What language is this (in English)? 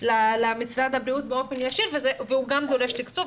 Hebrew